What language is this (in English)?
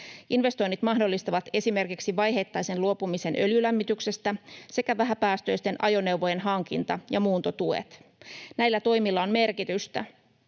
Finnish